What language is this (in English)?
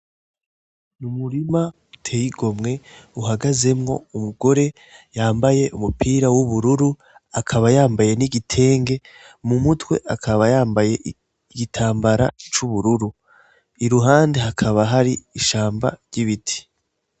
Rundi